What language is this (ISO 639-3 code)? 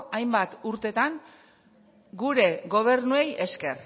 eus